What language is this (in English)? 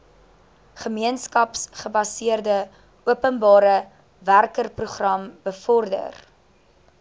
Afrikaans